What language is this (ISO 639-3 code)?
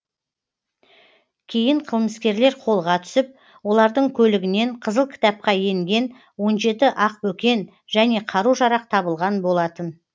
kaz